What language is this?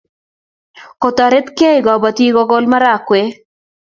Kalenjin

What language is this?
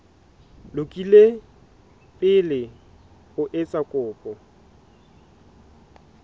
Southern Sotho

